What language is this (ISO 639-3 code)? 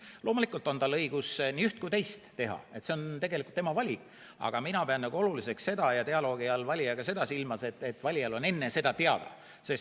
est